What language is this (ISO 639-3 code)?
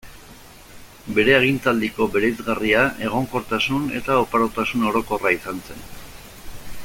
eus